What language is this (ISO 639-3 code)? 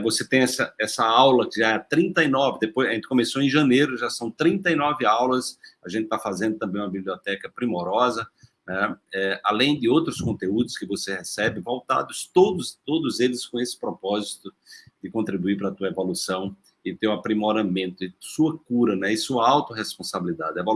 por